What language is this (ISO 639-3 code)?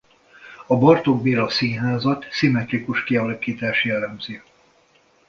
hun